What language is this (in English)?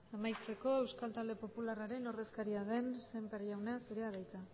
Basque